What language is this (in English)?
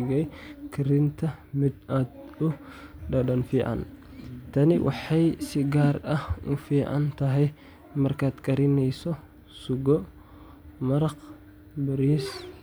Somali